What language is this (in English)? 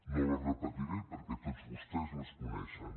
Catalan